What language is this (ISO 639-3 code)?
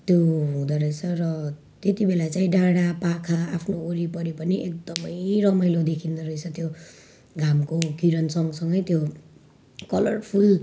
nep